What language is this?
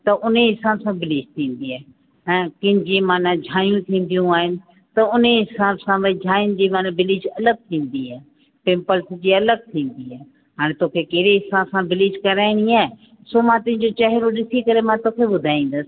Sindhi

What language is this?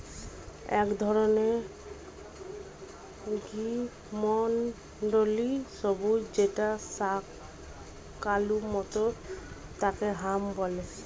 Bangla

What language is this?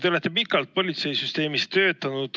Estonian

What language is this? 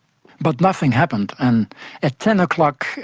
English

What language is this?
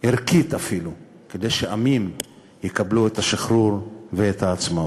Hebrew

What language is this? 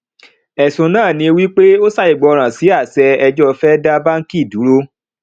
Yoruba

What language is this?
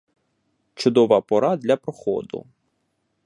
Ukrainian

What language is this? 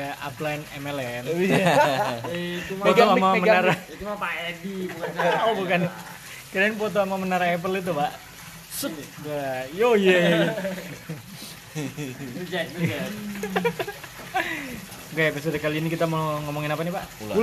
Indonesian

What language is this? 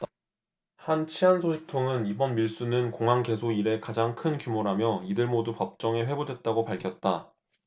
Korean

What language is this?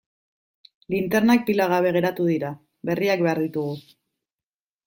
Basque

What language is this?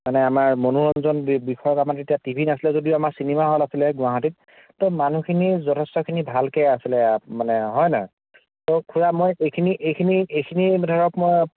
Assamese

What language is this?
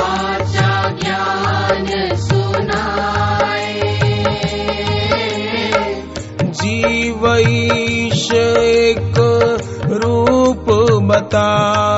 Hindi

